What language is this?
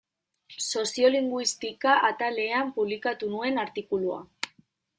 Basque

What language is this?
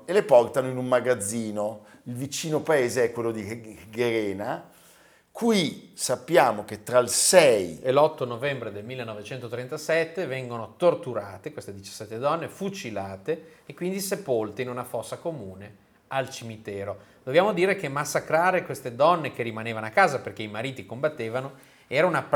Italian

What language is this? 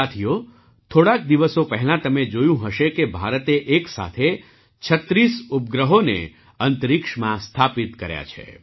Gujarati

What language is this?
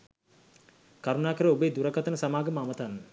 Sinhala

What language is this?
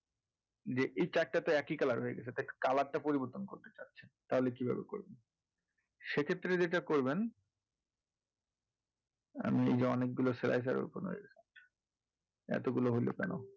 Bangla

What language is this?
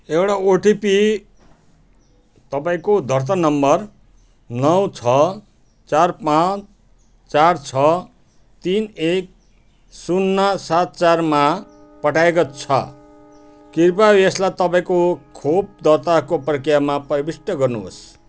Nepali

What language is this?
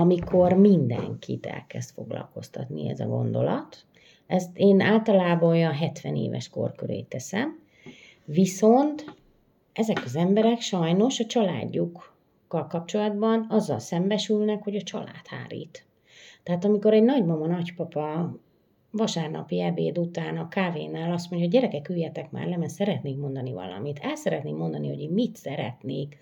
Hungarian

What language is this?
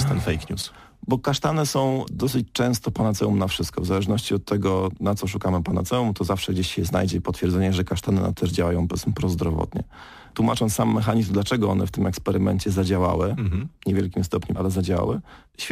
Polish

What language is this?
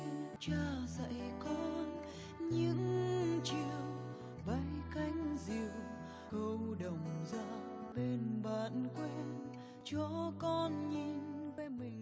Vietnamese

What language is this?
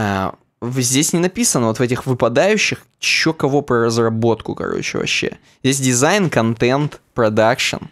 Russian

